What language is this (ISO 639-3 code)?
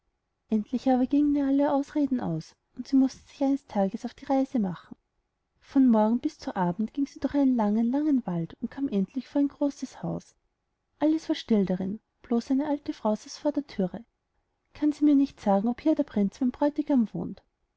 deu